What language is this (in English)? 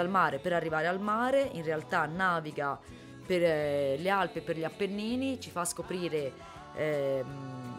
Italian